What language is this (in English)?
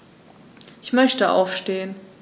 German